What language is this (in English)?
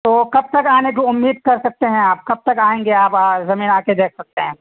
Urdu